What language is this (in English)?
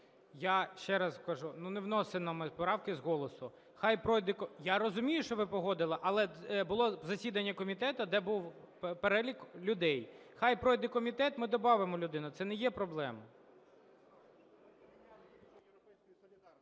Ukrainian